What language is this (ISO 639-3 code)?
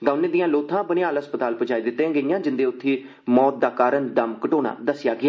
doi